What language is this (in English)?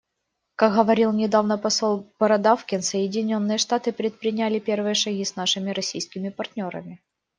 Russian